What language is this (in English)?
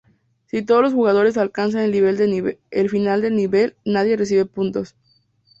Spanish